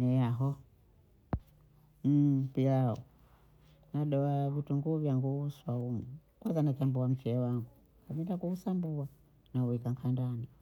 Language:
Bondei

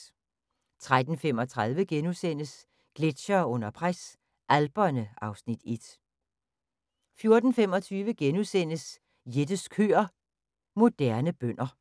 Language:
Danish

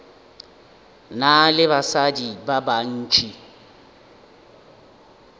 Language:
Northern Sotho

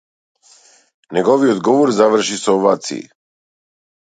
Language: Macedonian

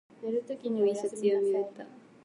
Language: Japanese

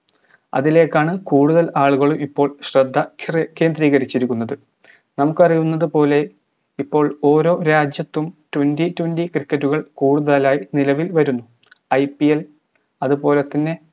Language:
Malayalam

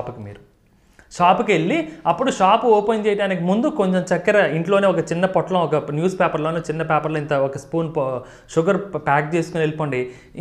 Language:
Hindi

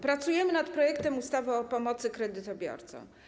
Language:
Polish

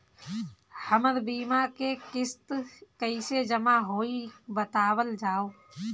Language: Bhojpuri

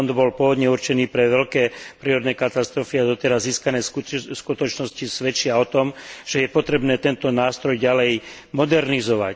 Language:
Slovak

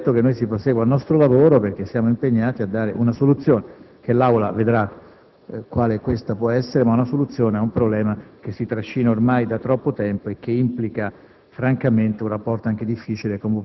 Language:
Italian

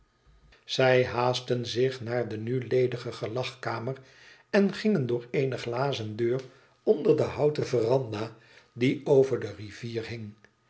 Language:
Dutch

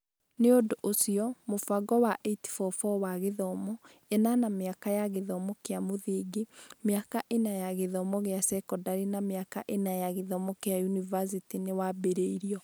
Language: Kikuyu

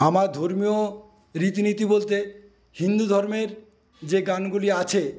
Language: Bangla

